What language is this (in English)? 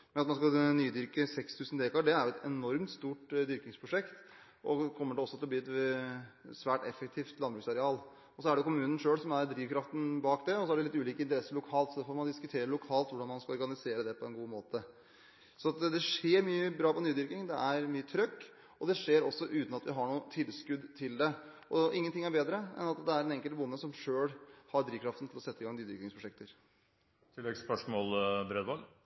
Norwegian Bokmål